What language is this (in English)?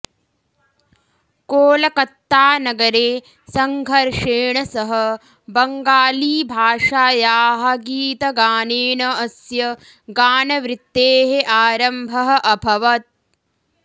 Sanskrit